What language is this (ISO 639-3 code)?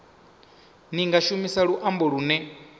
ven